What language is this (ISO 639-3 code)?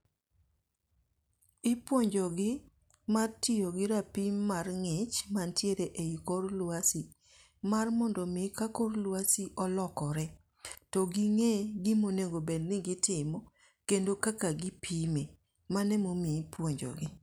luo